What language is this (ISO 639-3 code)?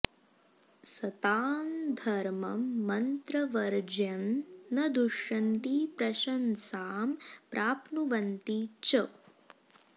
san